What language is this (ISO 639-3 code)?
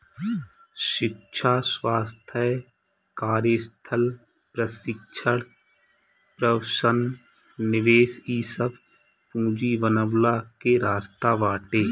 bho